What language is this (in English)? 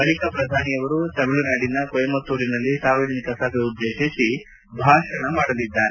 Kannada